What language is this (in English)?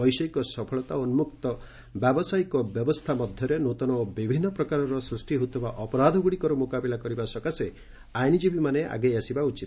Odia